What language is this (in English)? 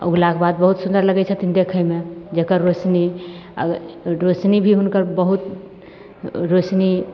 Maithili